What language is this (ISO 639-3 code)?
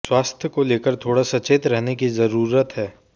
hin